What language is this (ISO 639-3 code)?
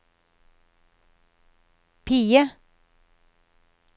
nor